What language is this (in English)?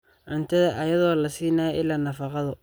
Somali